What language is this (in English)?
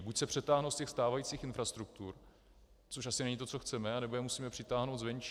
Czech